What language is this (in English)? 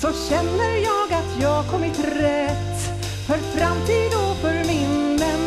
Swedish